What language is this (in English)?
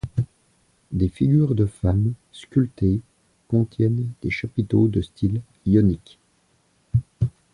French